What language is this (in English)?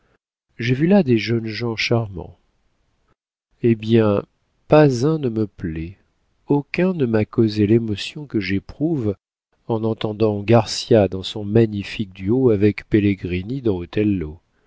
French